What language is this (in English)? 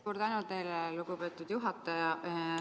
Estonian